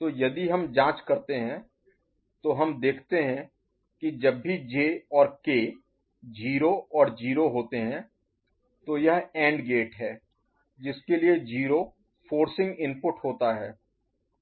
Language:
Hindi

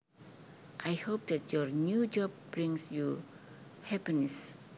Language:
Javanese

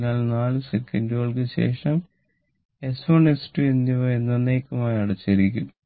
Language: Malayalam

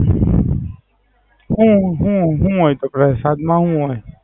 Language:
Gujarati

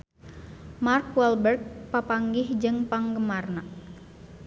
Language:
Sundanese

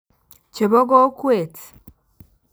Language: Kalenjin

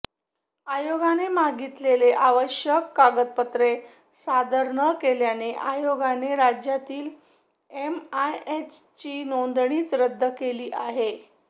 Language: Marathi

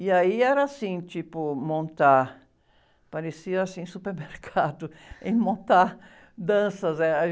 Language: Portuguese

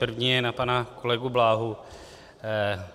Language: Czech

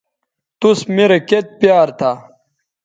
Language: Bateri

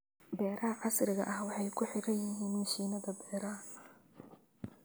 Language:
Somali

